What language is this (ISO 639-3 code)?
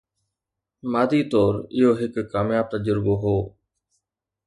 snd